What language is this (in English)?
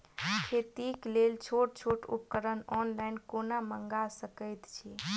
Maithili